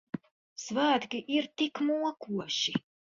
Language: Latvian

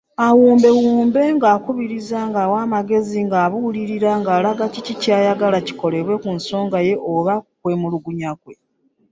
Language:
Ganda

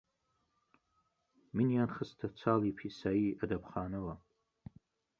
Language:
Central Kurdish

